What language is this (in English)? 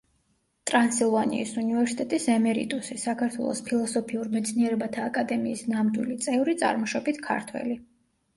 Georgian